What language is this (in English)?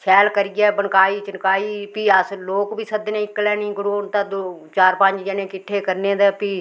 Dogri